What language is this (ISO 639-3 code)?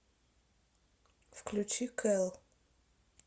rus